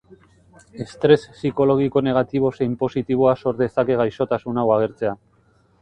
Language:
Basque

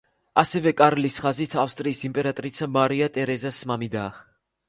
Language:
Georgian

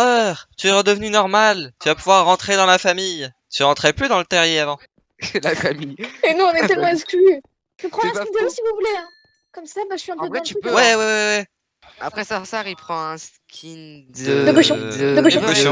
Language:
French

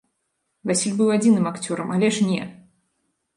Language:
Belarusian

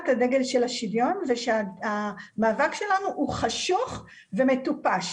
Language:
Hebrew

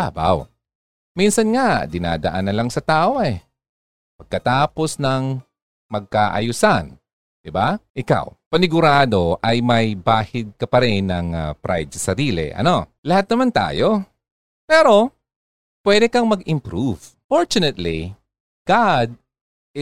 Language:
Filipino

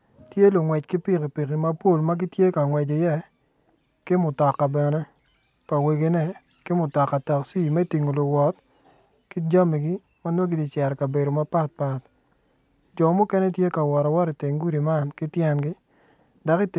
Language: Acoli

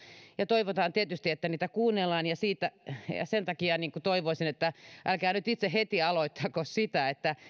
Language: Finnish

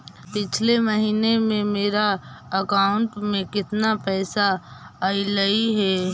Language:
Magahi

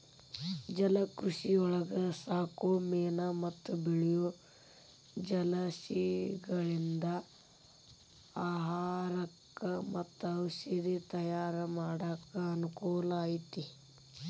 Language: Kannada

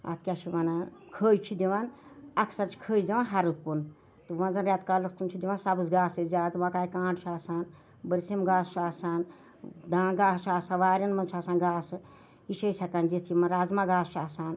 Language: Kashmiri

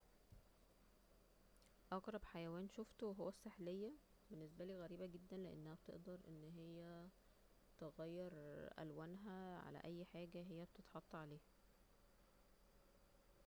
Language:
Egyptian Arabic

